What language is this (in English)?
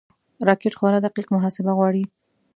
Pashto